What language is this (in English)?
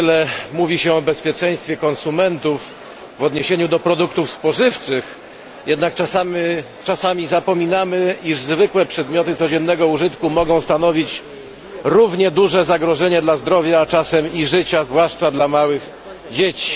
Polish